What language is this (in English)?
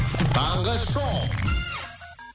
Kazakh